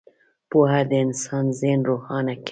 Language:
Pashto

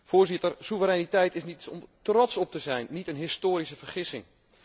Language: Dutch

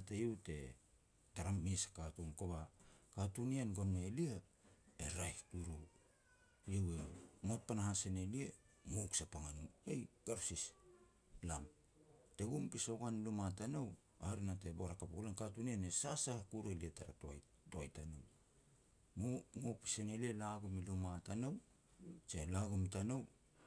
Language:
Petats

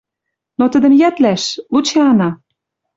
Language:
Western Mari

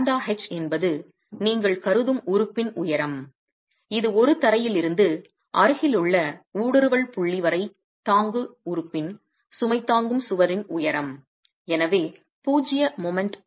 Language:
Tamil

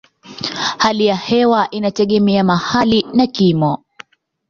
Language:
Swahili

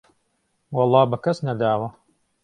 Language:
Central Kurdish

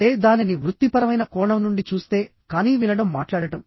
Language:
Telugu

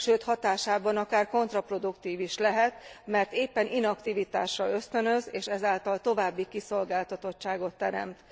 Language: Hungarian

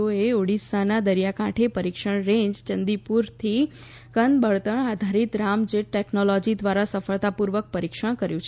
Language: Gujarati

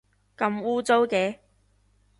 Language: Cantonese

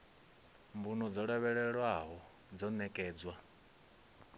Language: Venda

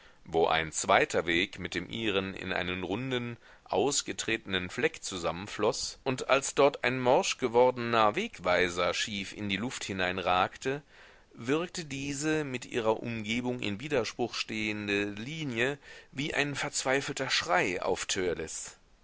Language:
German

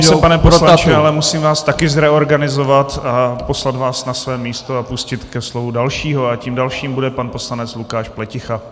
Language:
Czech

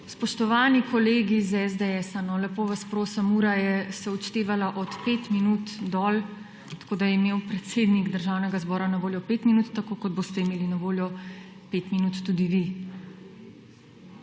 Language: Slovenian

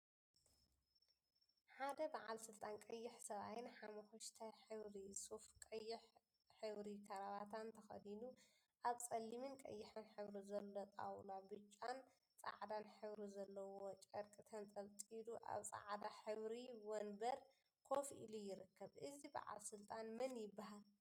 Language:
Tigrinya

